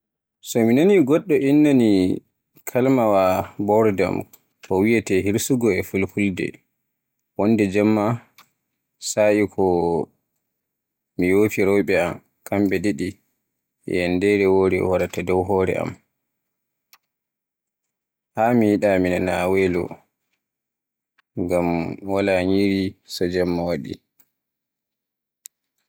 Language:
Borgu Fulfulde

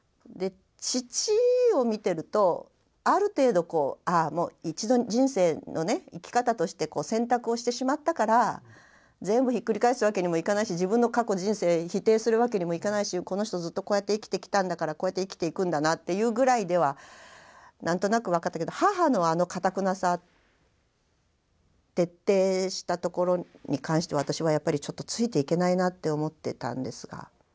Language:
Japanese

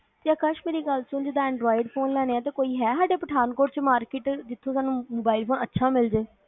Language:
Punjabi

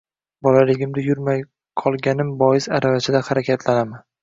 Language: Uzbek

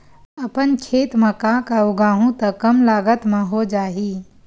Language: Chhattisgarhi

